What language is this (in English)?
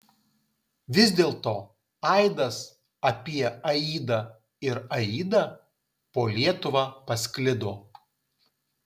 Lithuanian